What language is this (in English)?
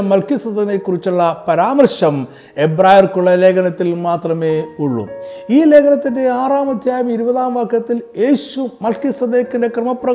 Malayalam